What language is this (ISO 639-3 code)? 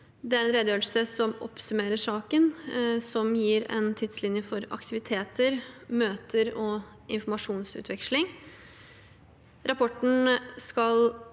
nor